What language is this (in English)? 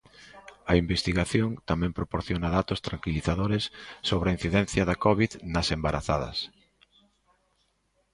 Galician